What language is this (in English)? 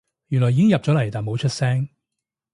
Cantonese